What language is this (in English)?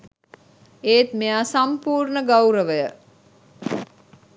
Sinhala